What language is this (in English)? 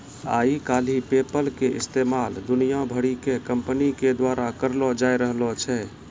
Maithili